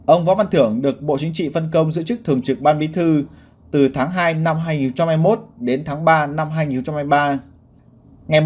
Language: Vietnamese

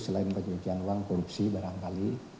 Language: Indonesian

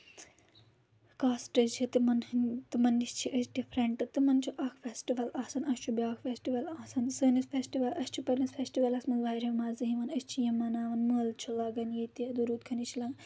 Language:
Kashmiri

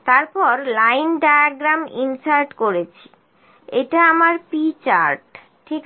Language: Bangla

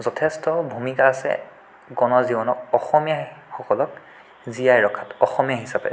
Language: Assamese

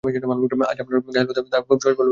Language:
Bangla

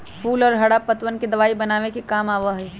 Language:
Magahi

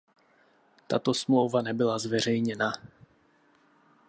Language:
Czech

